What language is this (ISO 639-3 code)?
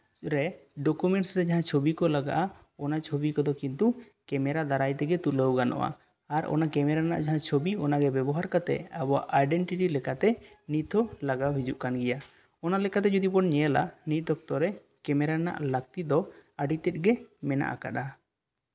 sat